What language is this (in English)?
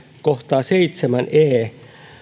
Finnish